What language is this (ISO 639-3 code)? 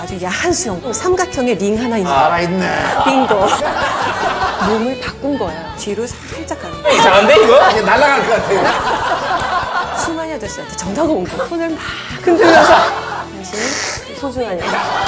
kor